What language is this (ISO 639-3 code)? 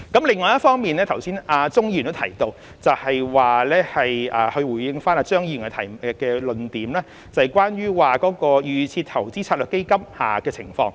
yue